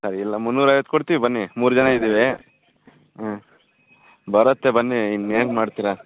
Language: Kannada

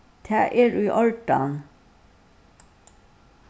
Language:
Faroese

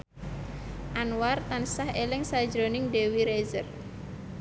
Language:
Javanese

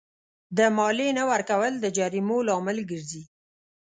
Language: Pashto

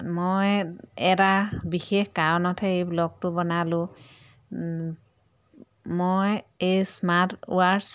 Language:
Assamese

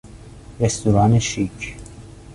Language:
Persian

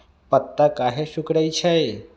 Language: Magahi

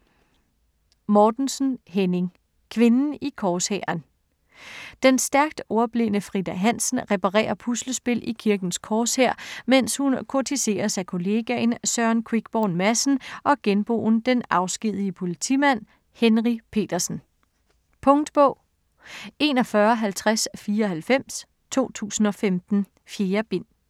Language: Danish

